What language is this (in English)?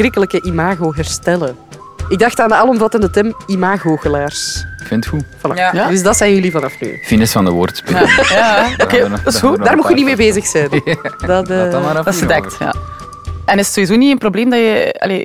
Dutch